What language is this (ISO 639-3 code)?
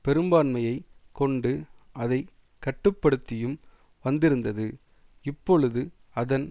tam